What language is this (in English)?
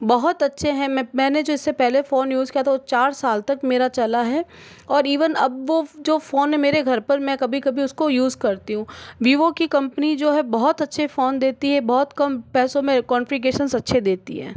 Hindi